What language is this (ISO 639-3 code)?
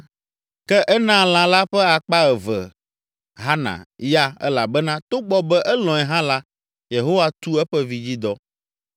ewe